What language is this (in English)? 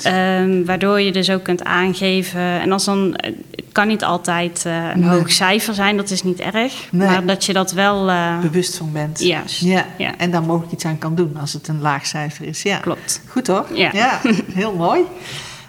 Dutch